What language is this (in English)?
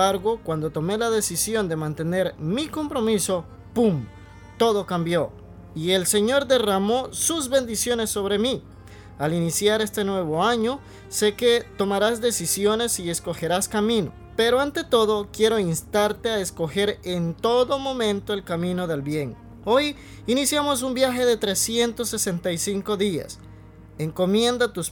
Spanish